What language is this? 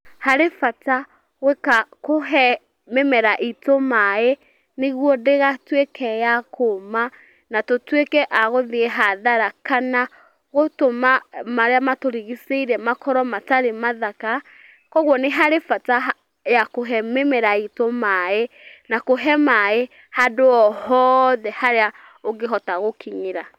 Kikuyu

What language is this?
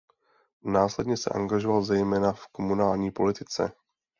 Czech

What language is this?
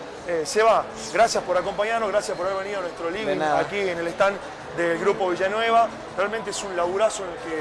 Spanish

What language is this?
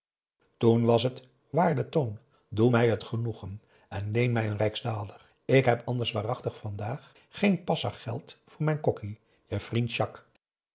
Dutch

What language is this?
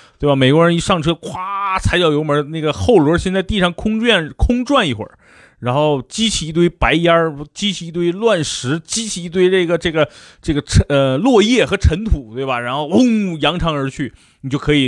Chinese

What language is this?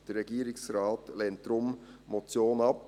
Swiss German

